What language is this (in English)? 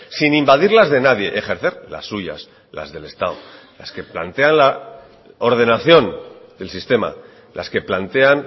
Spanish